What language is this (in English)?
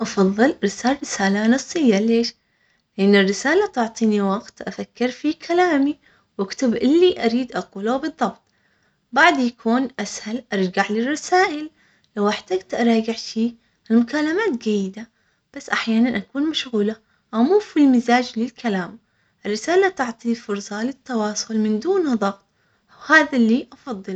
Omani Arabic